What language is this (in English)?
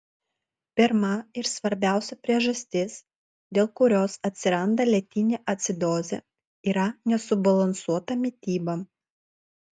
Lithuanian